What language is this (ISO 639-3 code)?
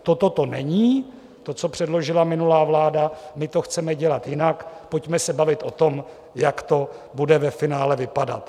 ces